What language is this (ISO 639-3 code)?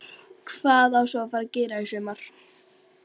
isl